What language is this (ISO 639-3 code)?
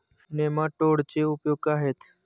mar